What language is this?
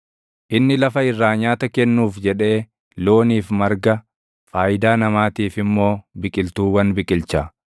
Oromo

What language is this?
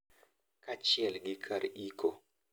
Luo (Kenya and Tanzania)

